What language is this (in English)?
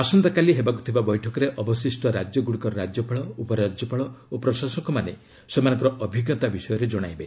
Odia